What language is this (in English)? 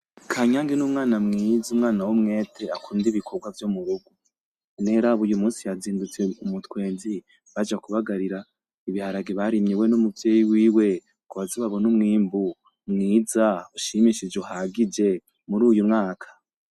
Rundi